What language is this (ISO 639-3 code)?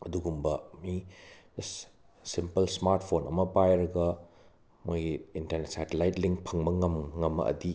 mni